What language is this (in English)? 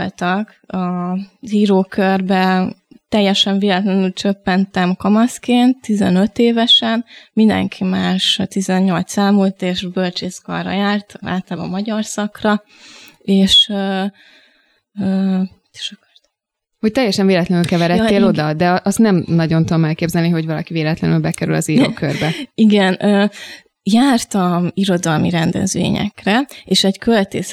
Hungarian